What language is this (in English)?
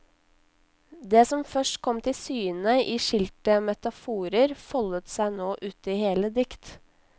Norwegian